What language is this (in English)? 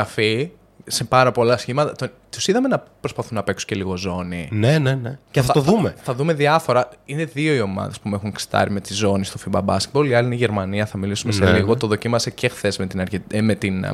Greek